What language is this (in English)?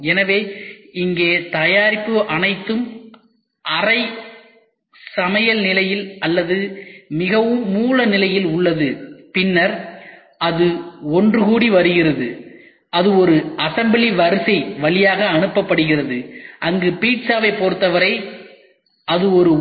Tamil